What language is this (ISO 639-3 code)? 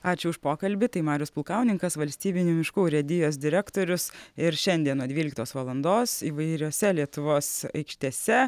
lit